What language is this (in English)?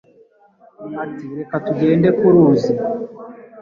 Kinyarwanda